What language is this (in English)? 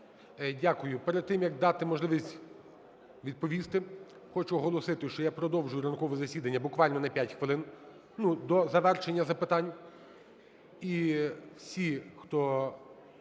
Ukrainian